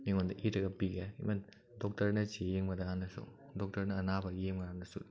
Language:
Manipuri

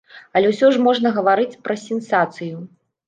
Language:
Belarusian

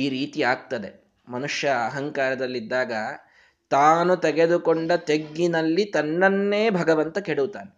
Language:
Kannada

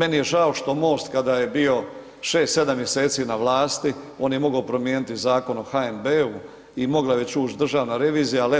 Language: Croatian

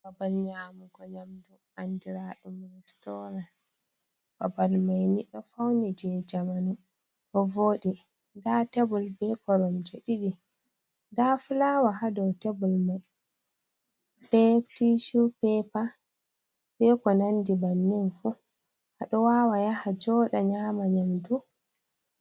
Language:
Fula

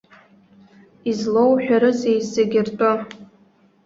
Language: Abkhazian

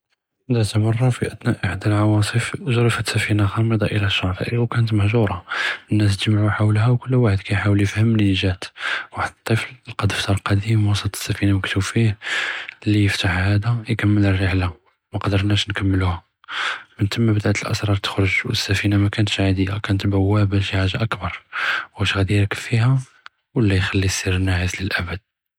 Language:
Judeo-Arabic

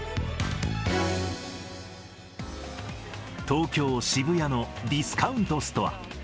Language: Japanese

